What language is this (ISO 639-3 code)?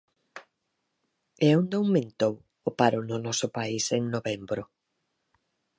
glg